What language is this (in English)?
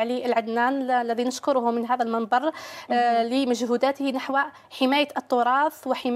Arabic